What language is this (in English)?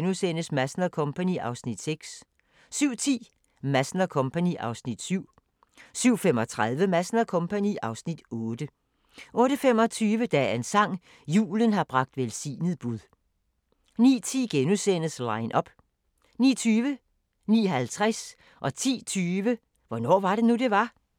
Danish